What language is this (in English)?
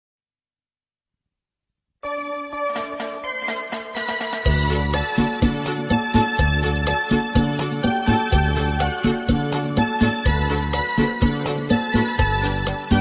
Indonesian